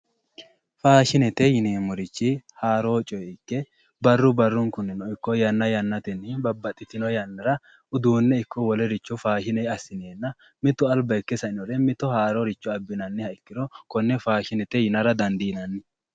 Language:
Sidamo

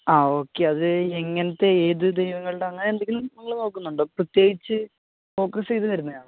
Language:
Malayalam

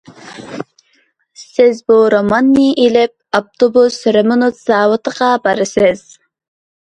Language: Uyghur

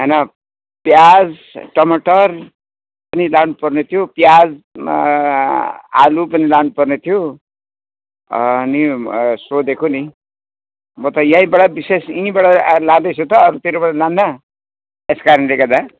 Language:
Nepali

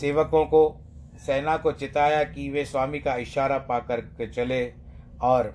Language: Hindi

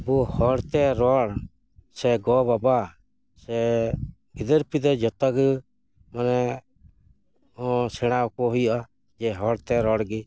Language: Santali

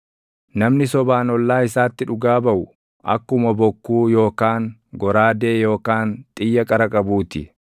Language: Oromo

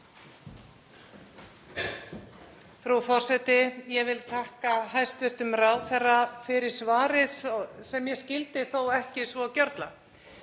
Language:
Icelandic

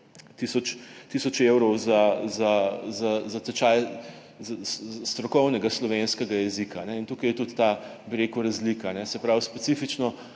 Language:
Slovenian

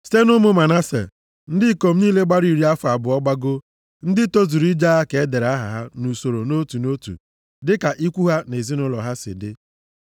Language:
Igbo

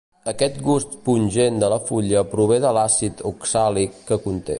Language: Catalan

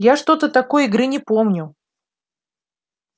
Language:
Russian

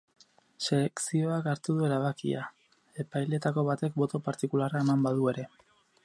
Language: Basque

